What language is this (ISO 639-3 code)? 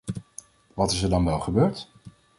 nld